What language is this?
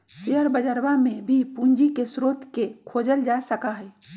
Magahi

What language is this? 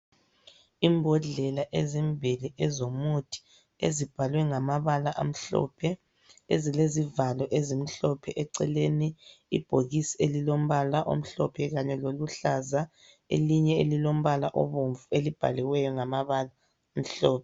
North Ndebele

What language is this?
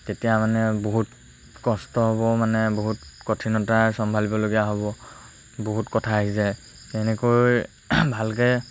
Assamese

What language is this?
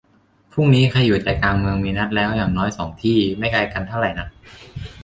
Thai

